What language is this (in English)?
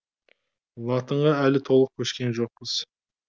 Kazakh